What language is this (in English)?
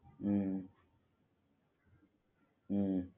Gujarati